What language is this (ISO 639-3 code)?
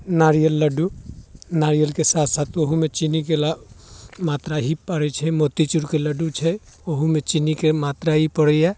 mai